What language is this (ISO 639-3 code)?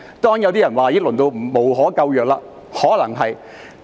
yue